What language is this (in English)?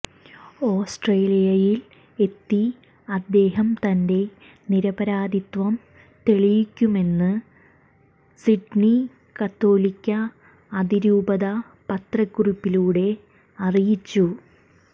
Malayalam